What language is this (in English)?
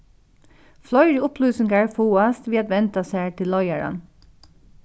Faroese